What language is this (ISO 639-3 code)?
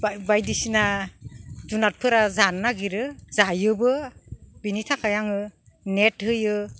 brx